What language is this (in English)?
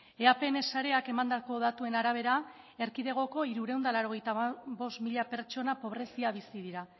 Basque